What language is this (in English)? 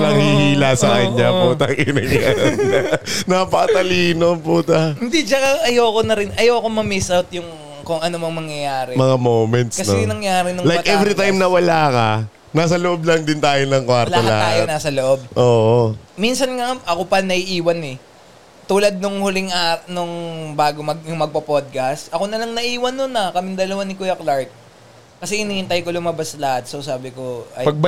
Filipino